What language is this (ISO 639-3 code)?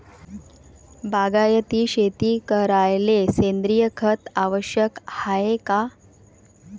mar